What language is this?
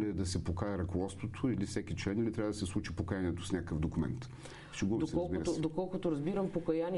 Bulgarian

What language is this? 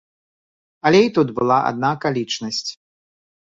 Belarusian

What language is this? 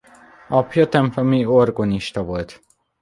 Hungarian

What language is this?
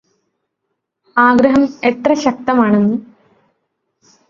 Malayalam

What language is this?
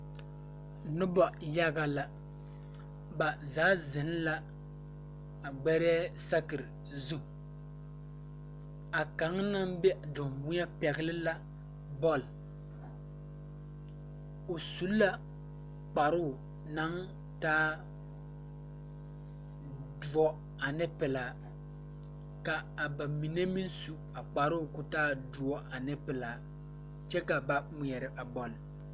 Southern Dagaare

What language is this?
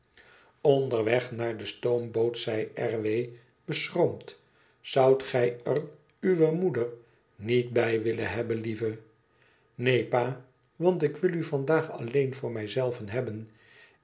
Dutch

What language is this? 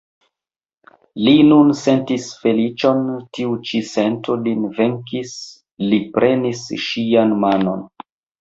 Esperanto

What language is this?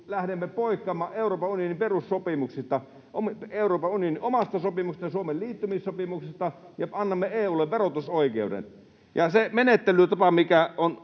Finnish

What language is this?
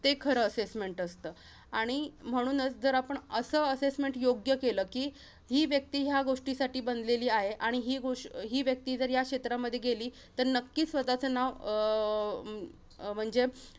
Marathi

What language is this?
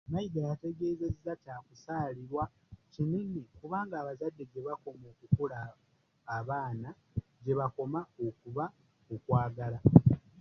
Ganda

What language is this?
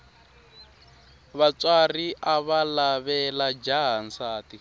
Tsonga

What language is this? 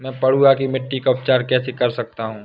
Hindi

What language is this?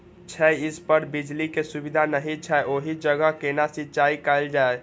Maithili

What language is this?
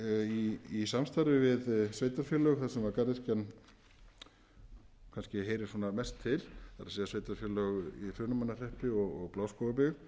Icelandic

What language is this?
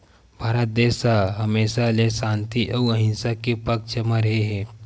Chhattisgarhi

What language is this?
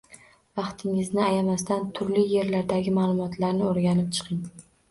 Uzbek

